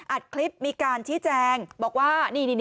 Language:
Thai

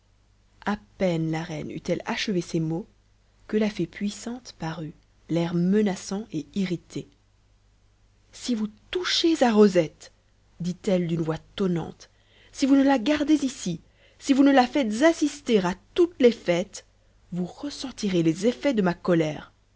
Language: French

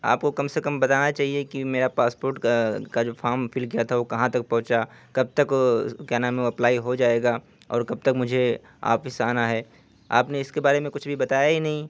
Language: Urdu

